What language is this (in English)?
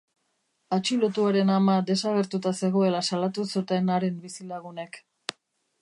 Basque